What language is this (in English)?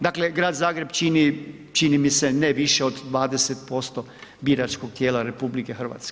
Croatian